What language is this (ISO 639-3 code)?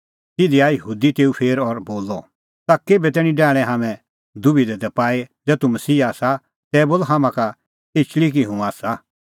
kfx